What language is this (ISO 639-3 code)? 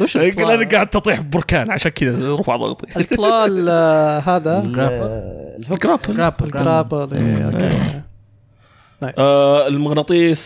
ara